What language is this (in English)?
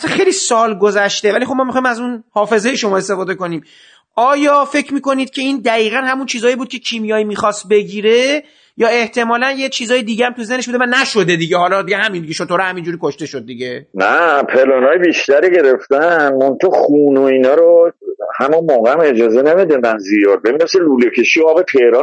Persian